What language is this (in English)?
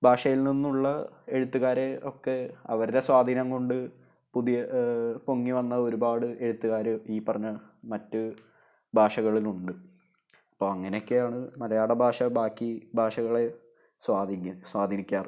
Malayalam